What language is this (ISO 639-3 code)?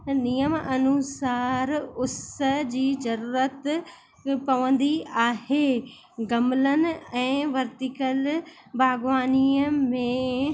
snd